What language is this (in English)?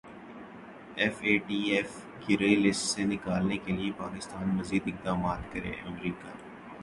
Urdu